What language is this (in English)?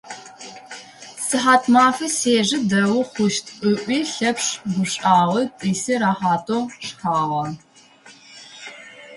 Adyghe